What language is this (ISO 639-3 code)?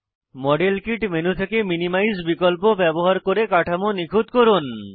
ben